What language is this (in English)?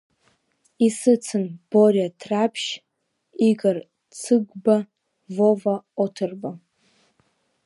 Abkhazian